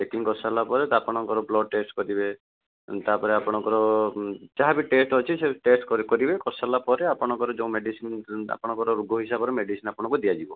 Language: Odia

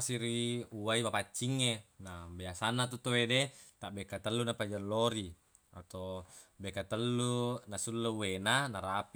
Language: Buginese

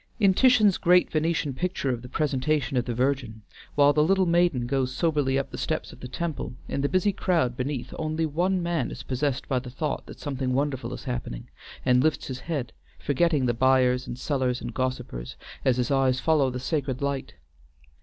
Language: English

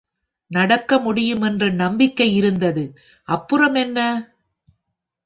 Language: Tamil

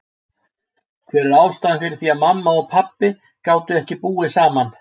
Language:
Icelandic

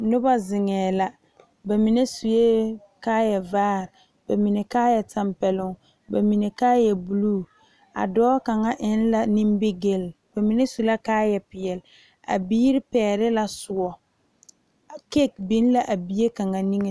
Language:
Southern Dagaare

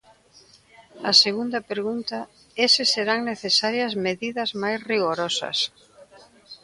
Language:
Galician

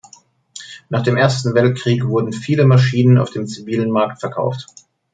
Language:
German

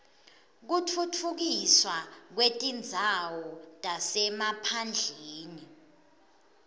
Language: Swati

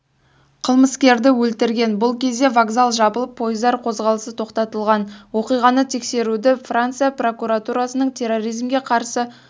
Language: Kazakh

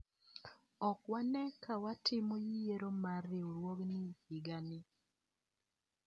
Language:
Luo (Kenya and Tanzania)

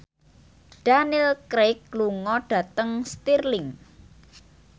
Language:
Javanese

